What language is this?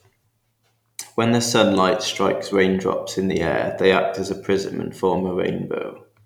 English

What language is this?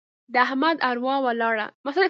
Pashto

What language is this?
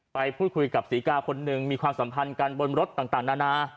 Thai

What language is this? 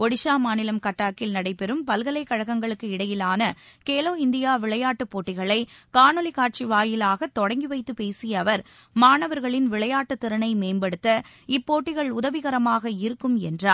Tamil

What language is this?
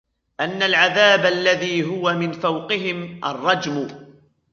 Arabic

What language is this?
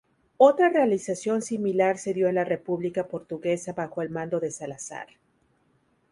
Spanish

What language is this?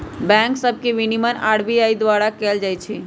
Magahi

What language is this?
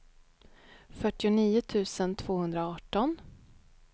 Swedish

